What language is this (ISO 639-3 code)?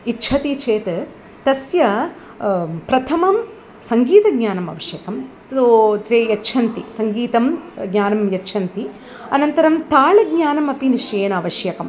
san